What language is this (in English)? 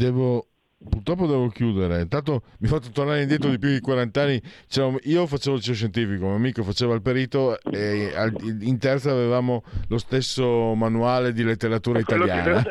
Italian